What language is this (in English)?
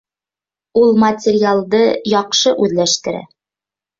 Bashkir